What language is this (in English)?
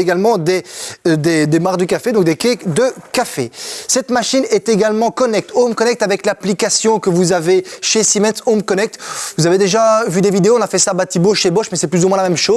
French